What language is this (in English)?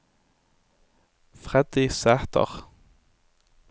Norwegian